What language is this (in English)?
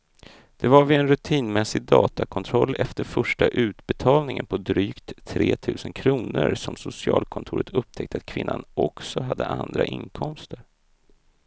Swedish